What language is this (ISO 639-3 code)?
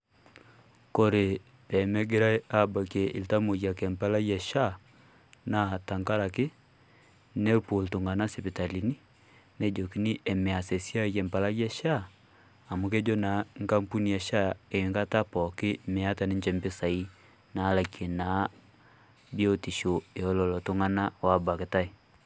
mas